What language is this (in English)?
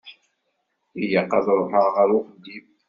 Kabyle